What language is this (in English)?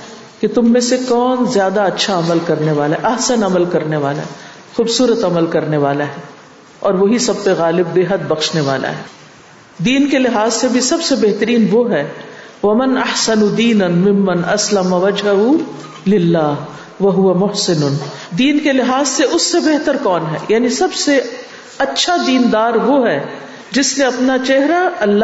Urdu